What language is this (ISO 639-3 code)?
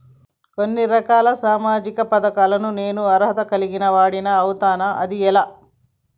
tel